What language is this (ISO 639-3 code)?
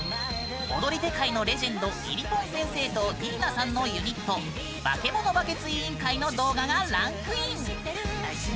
jpn